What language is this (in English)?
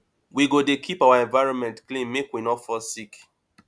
Nigerian Pidgin